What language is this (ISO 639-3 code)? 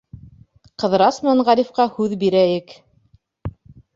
bak